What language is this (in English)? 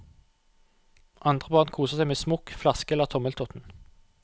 Norwegian